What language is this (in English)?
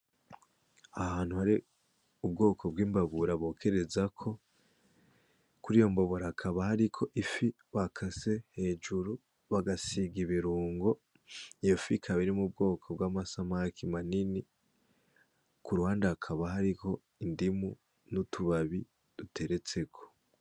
Rundi